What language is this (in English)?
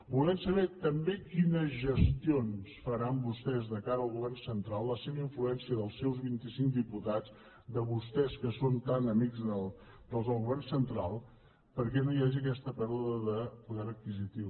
Catalan